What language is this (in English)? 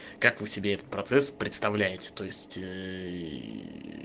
Russian